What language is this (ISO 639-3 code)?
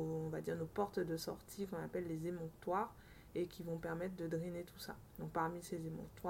fra